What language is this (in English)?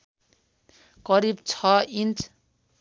Nepali